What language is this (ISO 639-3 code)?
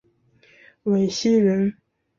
zho